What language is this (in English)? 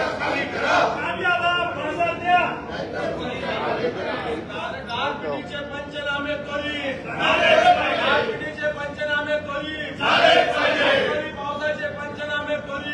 Punjabi